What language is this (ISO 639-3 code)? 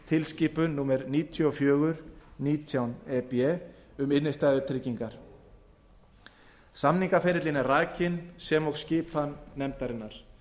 isl